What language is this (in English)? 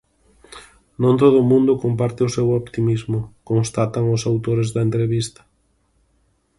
Galician